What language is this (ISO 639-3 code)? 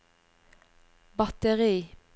nor